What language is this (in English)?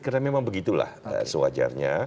Indonesian